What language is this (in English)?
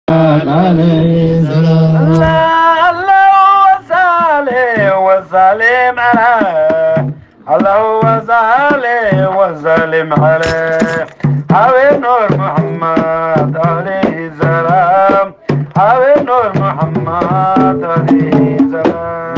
Arabic